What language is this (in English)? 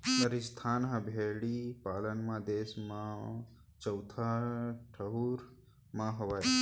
Chhattisgarhi